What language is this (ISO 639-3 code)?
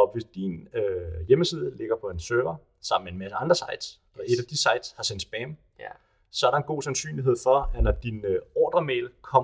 dan